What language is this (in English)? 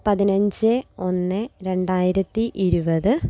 Malayalam